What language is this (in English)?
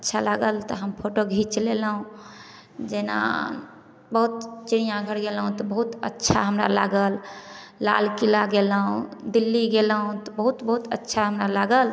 Maithili